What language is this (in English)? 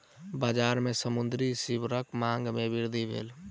Maithili